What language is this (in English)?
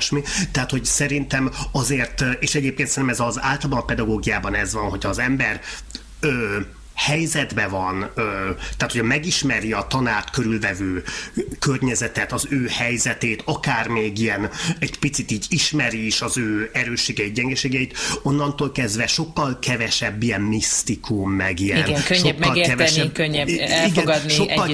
Hungarian